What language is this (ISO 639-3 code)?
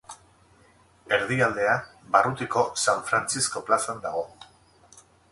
eus